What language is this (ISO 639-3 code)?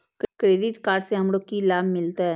mai